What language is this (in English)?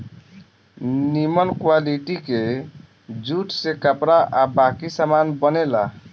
Bhojpuri